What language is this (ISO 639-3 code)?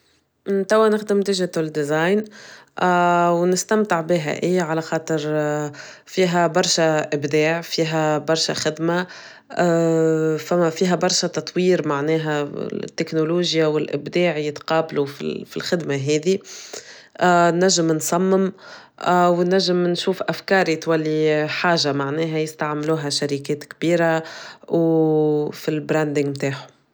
aeb